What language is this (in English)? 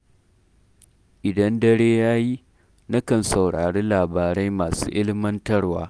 Hausa